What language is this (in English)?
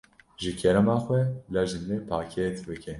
Kurdish